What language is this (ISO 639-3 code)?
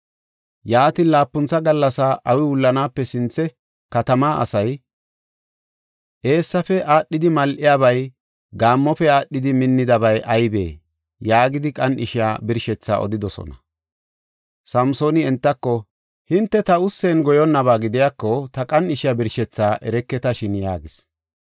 gof